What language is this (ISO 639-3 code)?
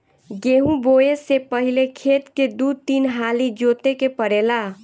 bho